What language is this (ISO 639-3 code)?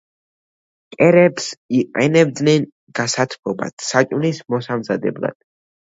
kat